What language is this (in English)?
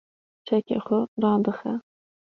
Kurdish